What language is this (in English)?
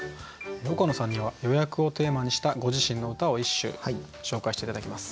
Japanese